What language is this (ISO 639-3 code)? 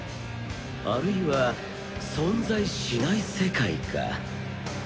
jpn